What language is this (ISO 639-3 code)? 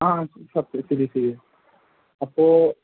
mal